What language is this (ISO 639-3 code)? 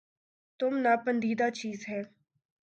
urd